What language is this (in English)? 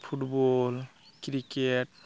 Santali